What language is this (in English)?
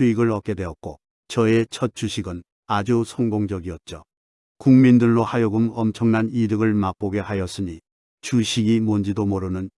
Korean